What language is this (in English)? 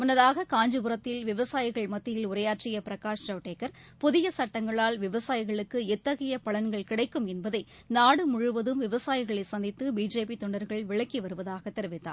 Tamil